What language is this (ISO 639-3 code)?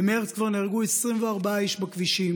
heb